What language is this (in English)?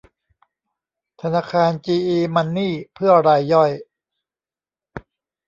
Thai